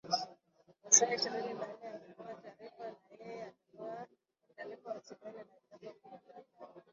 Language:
Swahili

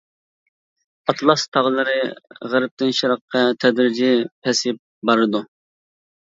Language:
Uyghur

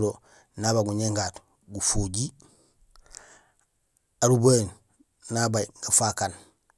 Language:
Gusilay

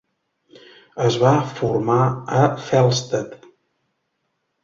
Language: Catalan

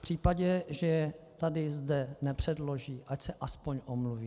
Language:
Czech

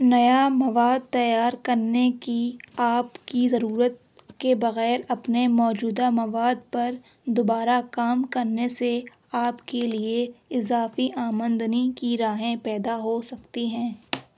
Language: Urdu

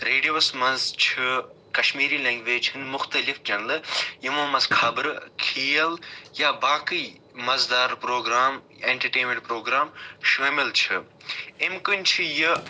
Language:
Kashmiri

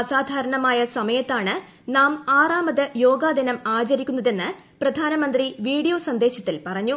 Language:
Malayalam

